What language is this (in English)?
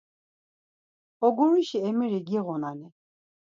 Laz